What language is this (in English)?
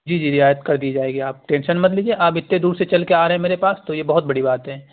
Urdu